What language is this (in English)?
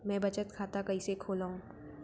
Chhattisgarhi